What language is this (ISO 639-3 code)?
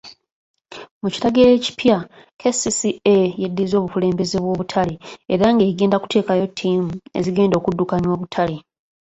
lug